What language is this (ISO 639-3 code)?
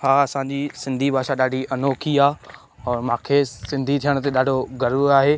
snd